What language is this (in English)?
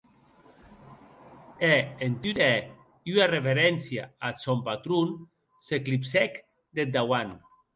Occitan